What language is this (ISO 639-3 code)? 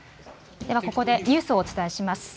jpn